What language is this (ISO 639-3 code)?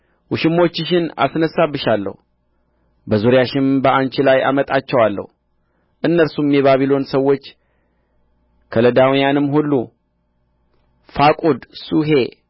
amh